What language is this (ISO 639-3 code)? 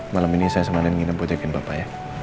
ind